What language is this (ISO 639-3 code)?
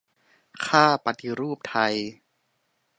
tha